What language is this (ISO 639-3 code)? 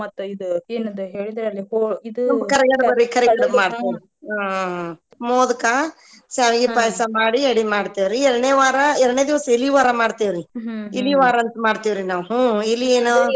kan